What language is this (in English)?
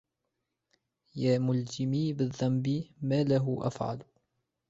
Arabic